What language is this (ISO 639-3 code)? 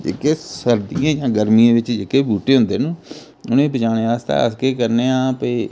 doi